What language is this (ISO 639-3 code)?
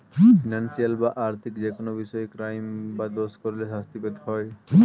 ben